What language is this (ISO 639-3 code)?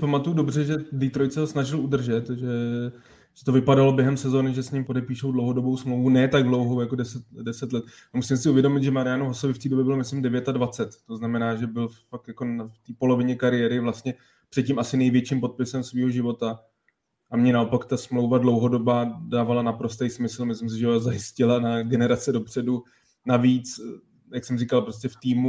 ces